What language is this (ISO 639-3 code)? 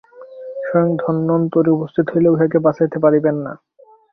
ben